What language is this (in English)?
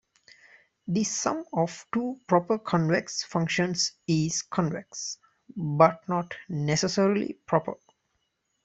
English